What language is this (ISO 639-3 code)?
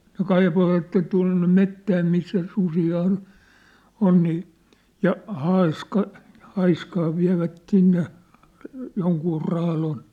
fin